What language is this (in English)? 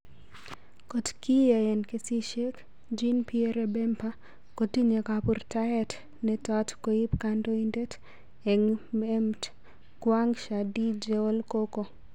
Kalenjin